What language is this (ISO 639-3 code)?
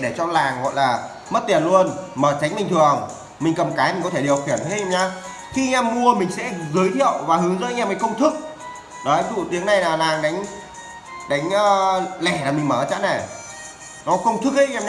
vie